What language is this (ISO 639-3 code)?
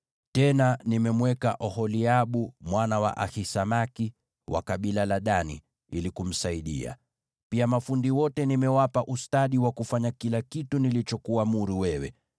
swa